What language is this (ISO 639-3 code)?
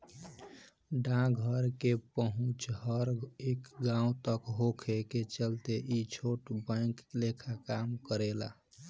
bho